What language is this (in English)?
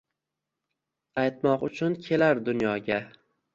Uzbek